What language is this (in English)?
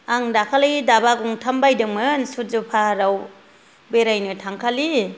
Bodo